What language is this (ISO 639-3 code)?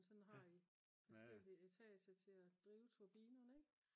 dan